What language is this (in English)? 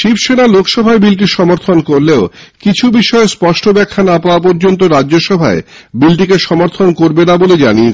Bangla